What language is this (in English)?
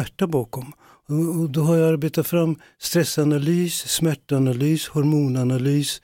Swedish